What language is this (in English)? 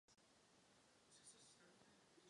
Czech